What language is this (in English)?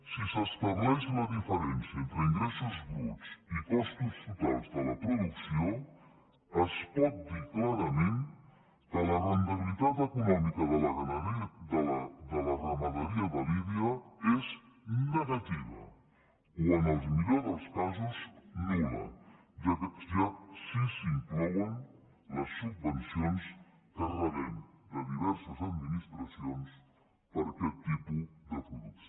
Catalan